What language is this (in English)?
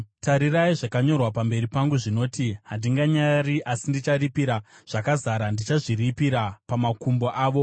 Shona